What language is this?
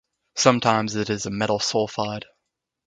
English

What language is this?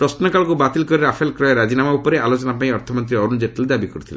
Odia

